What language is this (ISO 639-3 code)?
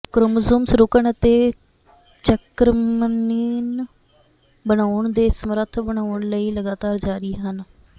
pan